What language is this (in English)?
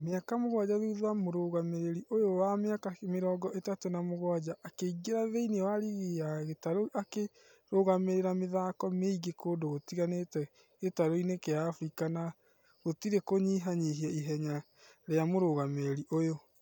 Kikuyu